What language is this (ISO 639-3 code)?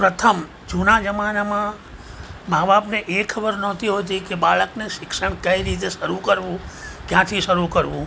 guj